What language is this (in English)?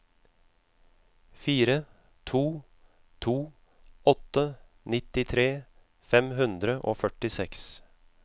Norwegian